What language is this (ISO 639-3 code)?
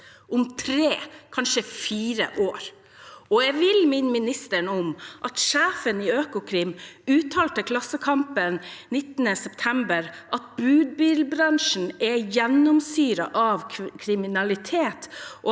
nor